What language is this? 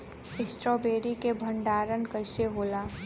Bhojpuri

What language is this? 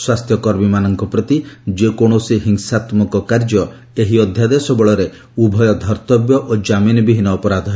Odia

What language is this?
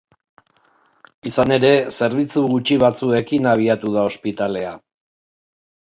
Basque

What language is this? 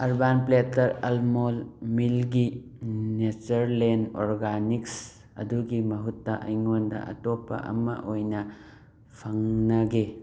Manipuri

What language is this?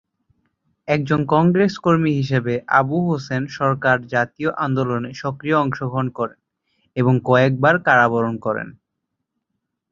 Bangla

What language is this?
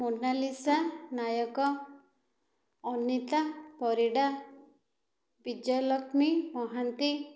Odia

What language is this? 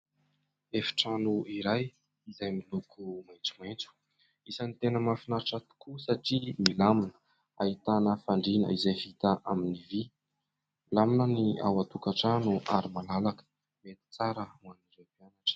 Malagasy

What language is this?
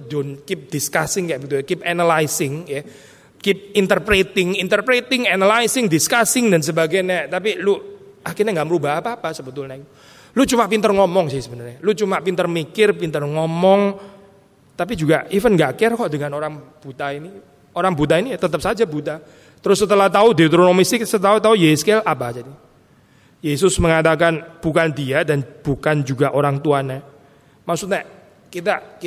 Indonesian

